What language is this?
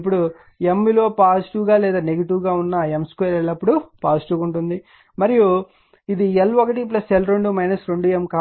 Telugu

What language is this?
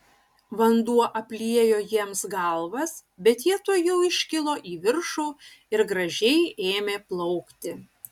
Lithuanian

